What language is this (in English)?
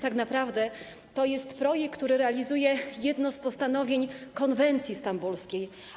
Polish